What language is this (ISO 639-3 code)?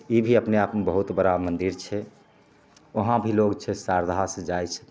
mai